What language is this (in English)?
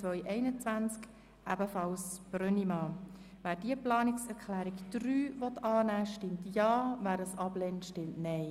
Swiss German